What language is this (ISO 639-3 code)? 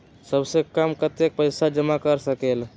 mag